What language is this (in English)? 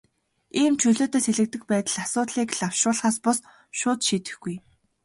Mongolian